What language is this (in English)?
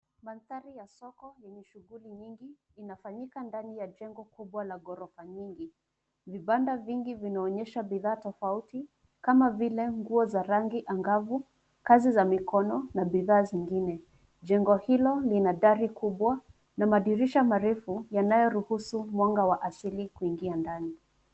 Swahili